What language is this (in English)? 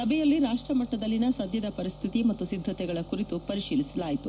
Kannada